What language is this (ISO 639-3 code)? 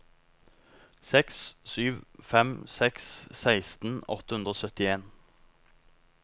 nor